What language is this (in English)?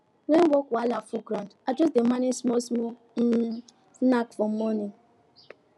Nigerian Pidgin